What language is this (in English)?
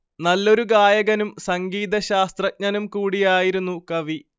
Malayalam